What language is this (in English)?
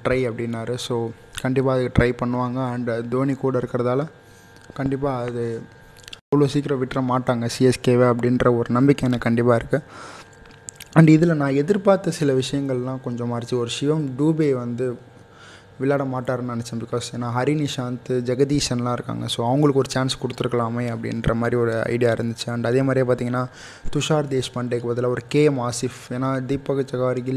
Tamil